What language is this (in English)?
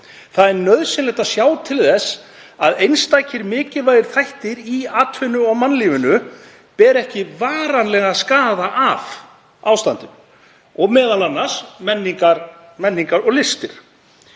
Icelandic